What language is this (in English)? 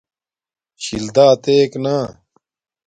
Domaaki